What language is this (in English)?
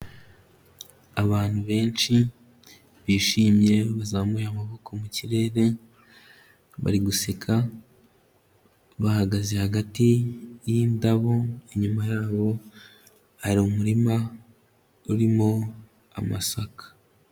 Kinyarwanda